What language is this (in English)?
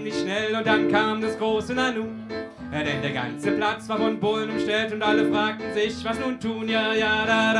German